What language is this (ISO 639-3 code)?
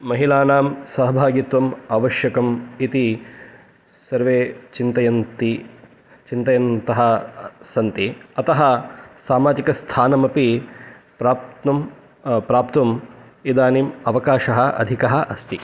san